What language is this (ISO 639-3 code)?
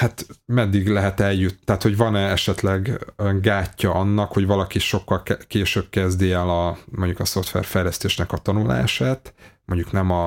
hun